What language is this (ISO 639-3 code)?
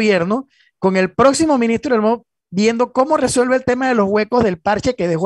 spa